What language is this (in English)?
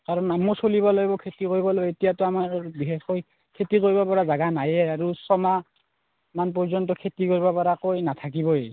Assamese